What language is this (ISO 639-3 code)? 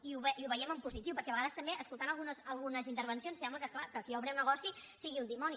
cat